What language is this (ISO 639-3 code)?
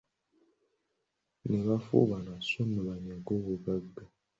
lug